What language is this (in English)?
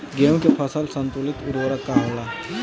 Bhojpuri